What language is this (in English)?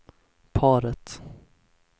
Swedish